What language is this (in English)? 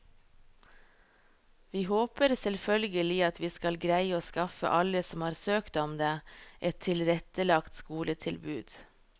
Norwegian